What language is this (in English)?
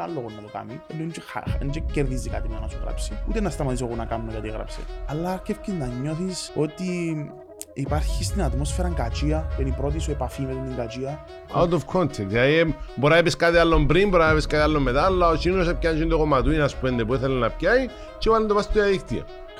Greek